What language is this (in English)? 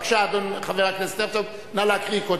Hebrew